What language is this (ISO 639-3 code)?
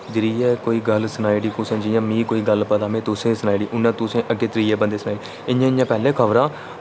doi